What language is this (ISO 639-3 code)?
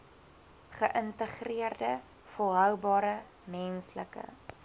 afr